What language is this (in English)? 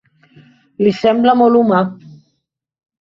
Catalan